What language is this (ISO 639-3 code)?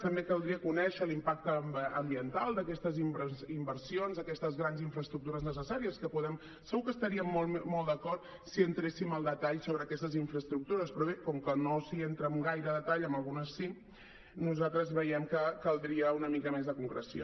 cat